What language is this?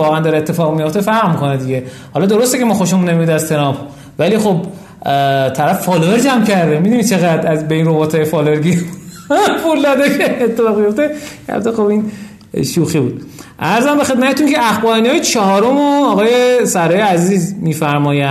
Persian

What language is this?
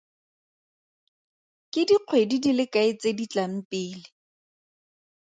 Tswana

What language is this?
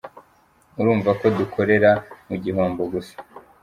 Kinyarwanda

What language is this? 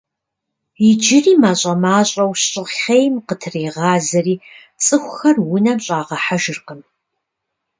Kabardian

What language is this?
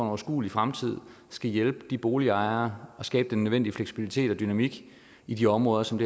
Danish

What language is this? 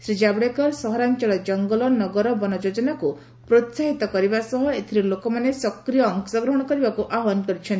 Odia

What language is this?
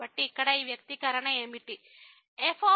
Telugu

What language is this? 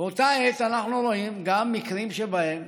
Hebrew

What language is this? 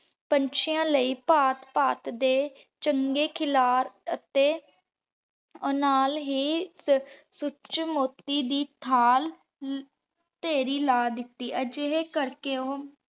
Punjabi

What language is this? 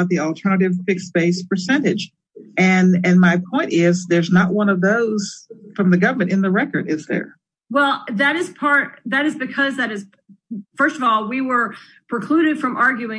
English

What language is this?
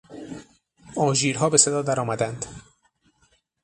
Persian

